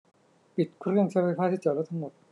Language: Thai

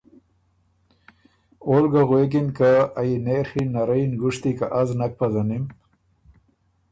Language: Ormuri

